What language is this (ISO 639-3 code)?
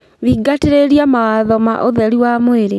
kik